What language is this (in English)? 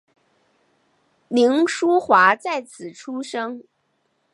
Chinese